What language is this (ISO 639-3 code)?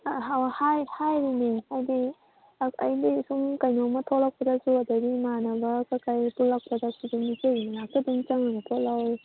mni